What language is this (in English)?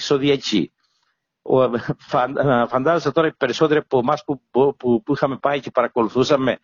Greek